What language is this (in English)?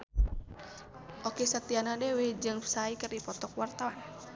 Sundanese